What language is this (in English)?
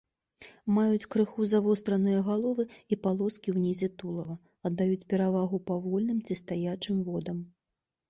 Belarusian